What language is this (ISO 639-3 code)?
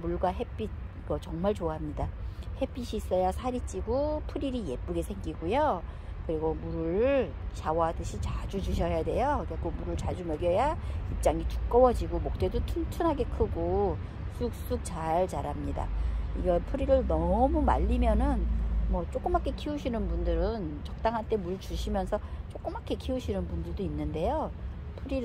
kor